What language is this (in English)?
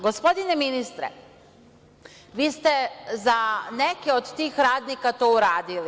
Serbian